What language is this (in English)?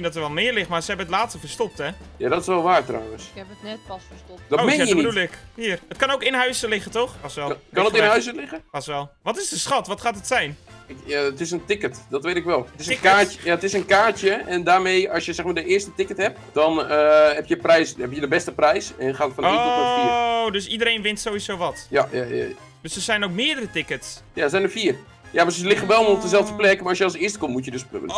Dutch